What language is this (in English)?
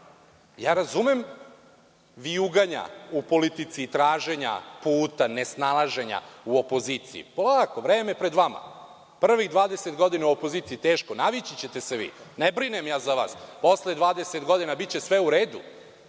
Serbian